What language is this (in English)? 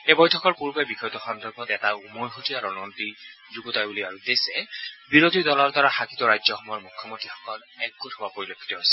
Assamese